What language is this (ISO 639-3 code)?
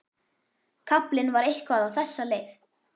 isl